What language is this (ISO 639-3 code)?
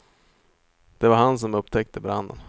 swe